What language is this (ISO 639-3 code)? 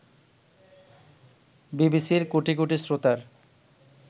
ben